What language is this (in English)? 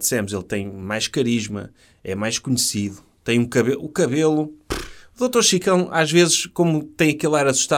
Portuguese